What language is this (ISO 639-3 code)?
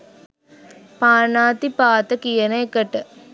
sin